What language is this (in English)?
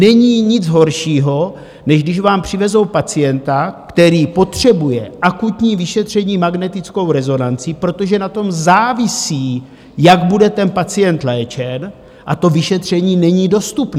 Czech